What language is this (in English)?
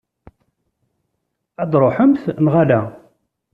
Kabyle